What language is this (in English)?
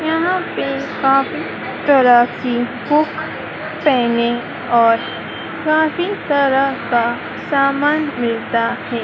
Hindi